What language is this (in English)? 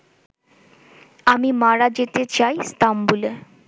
Bangla